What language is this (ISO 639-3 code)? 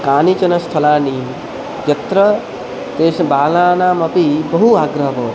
san